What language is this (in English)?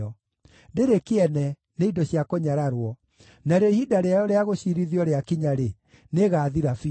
Kikuyu